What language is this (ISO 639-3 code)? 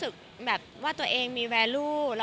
tha